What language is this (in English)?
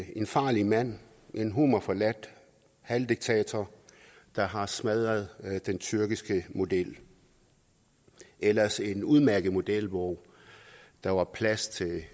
Danish